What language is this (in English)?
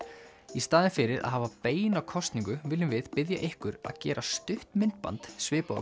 Icelandic